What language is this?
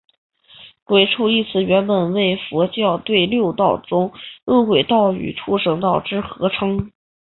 Chinese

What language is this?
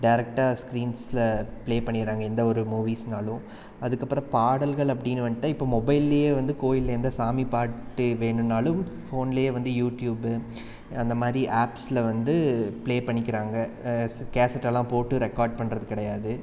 Tamil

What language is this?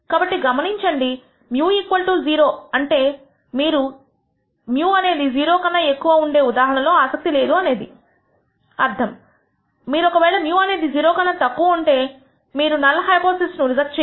Telugu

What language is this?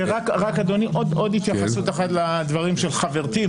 Hebrew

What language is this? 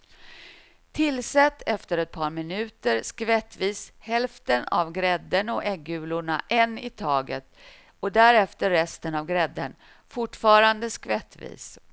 Swedish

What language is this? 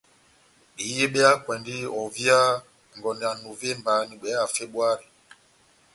Batanga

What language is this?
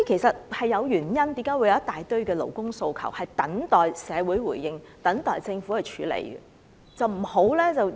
Cantonese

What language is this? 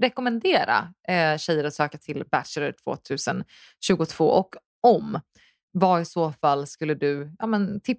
Swedish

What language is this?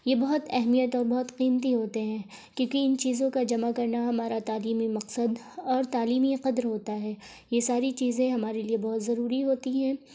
Urdu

